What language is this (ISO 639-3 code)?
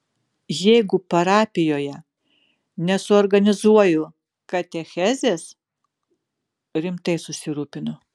lit